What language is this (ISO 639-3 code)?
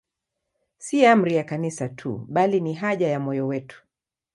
swa